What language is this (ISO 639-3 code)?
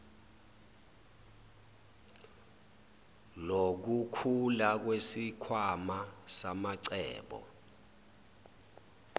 zul